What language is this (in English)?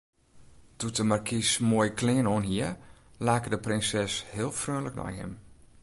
Western Frisian